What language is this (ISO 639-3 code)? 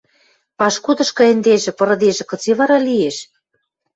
mrj